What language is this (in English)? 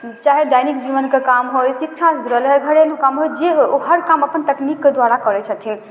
Maithili